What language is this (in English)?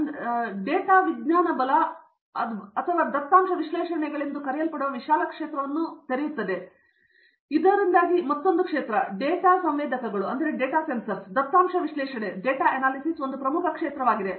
Kannada